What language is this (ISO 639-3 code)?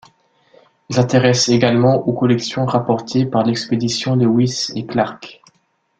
fra